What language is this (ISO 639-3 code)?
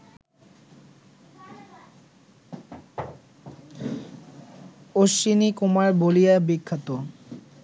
ben